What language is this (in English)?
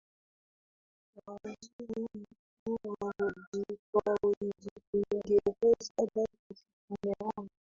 Swahili